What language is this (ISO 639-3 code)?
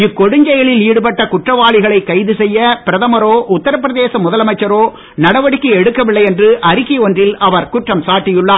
tam